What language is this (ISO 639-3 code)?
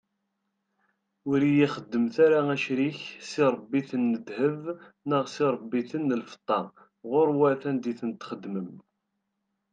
kab